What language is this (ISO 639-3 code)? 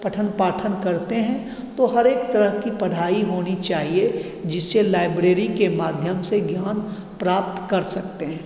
hin